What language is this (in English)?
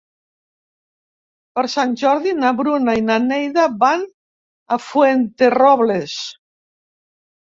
Catalan